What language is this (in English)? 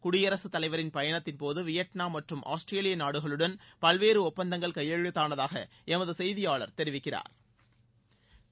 Tamil